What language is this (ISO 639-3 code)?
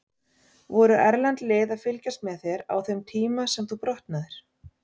isl